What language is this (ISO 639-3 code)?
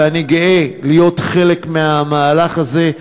heb